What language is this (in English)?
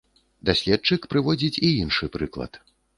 Belarusian